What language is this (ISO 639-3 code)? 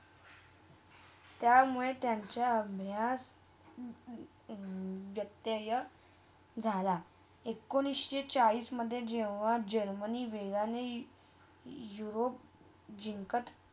mar